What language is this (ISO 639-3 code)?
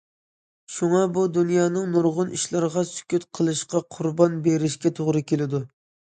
uig